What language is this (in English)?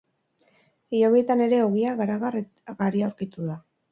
Basque